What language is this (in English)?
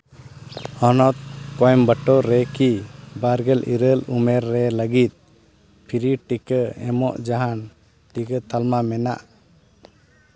Santali